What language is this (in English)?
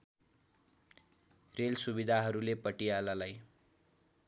Nepali